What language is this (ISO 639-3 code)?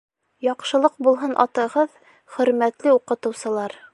bak